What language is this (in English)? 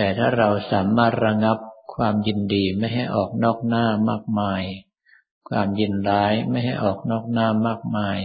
Thai